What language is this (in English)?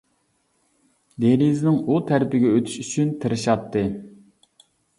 Uyghur